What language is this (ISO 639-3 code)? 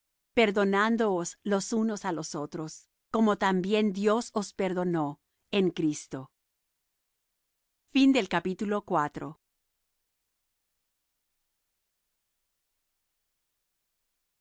spa